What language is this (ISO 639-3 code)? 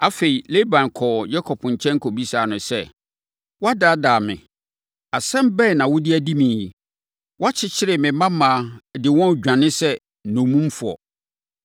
aka